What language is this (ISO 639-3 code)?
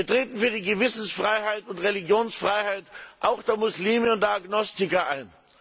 deu